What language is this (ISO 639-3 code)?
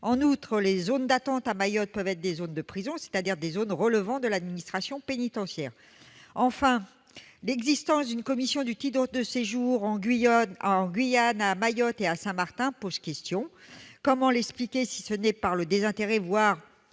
fra